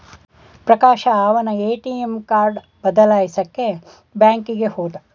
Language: Kannada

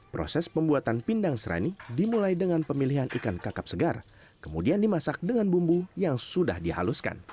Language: Indonesian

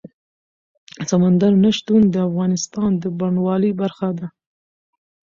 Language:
Pashto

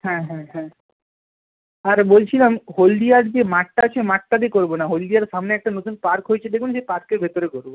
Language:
Bangla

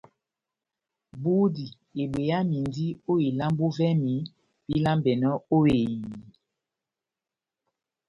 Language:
Batanga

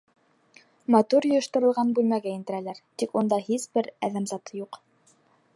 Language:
Bashkir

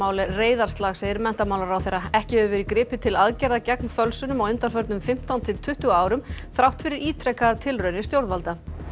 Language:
Icelandic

